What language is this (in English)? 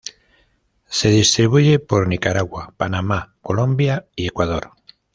Spanish